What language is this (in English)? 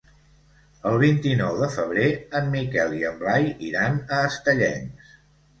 Catalan